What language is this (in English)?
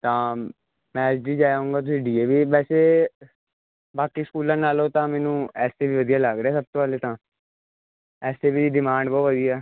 Punjabi